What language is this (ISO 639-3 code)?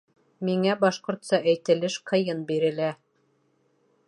bak